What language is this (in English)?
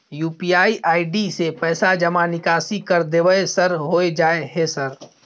Maithili